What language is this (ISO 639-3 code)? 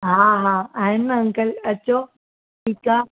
snd